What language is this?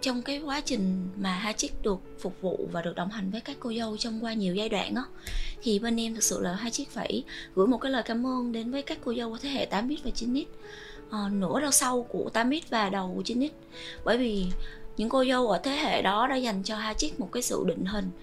Vietnamese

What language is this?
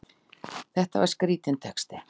Icelandic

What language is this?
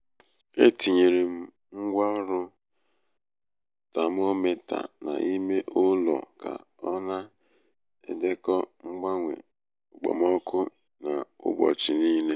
Igbo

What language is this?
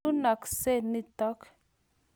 Kalenjin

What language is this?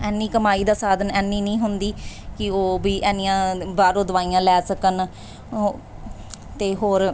Punjabi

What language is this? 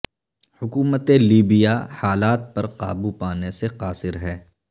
Urdu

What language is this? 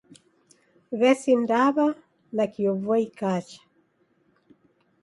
Taita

